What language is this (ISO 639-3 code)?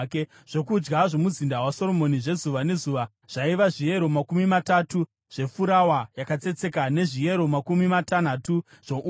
sna